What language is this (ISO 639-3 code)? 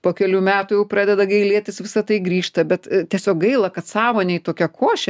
lit